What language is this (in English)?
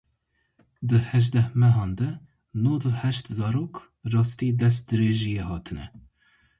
Kurdish